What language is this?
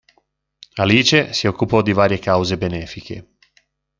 Italian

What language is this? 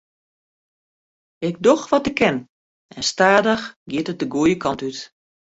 Western Frisian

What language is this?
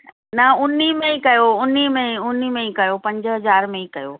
Sindhi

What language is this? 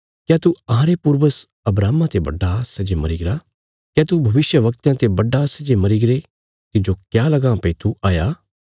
Bilaspuri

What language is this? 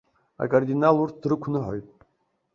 Abkhazian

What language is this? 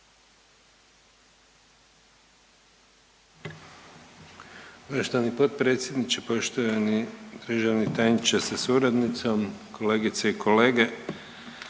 Croatian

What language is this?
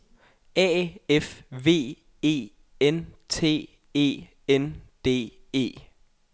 Danish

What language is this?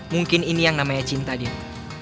Indonesian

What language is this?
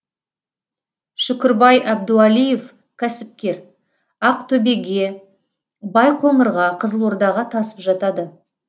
Kazakh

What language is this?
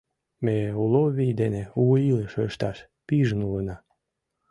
Mari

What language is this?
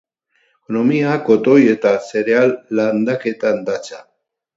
Basque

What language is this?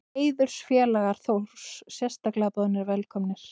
Icelandic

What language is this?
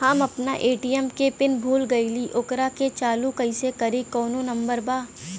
Bhojpuri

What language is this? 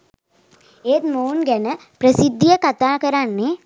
Sinhala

